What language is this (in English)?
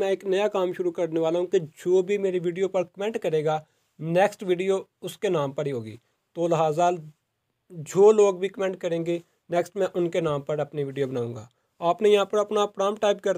Hindi